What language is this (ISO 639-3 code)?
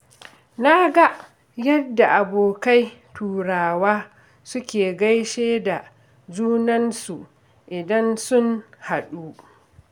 hau